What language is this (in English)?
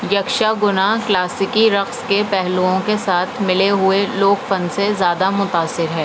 Urdu